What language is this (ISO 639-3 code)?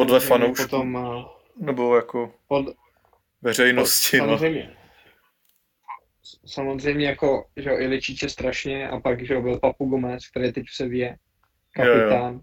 ces